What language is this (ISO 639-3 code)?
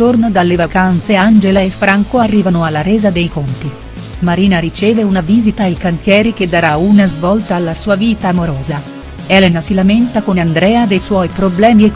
ita